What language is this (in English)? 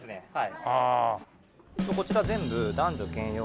Japanese